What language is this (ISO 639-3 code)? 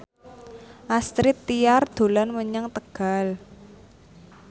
jav